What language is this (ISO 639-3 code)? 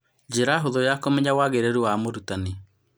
kik